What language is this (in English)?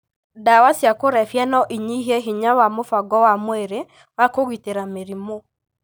Kikuyu